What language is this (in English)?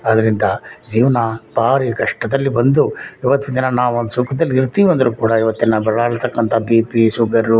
Kannada